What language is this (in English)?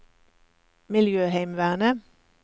Norwegian